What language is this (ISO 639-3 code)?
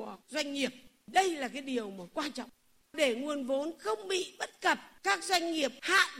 vie